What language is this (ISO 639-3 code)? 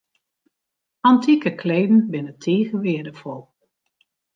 fry